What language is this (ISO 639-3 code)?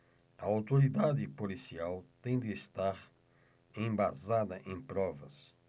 por